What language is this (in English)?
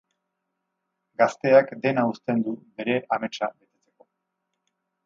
Basque